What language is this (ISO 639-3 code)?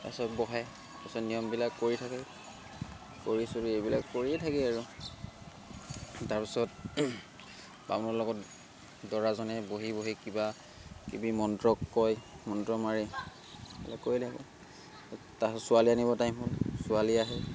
asm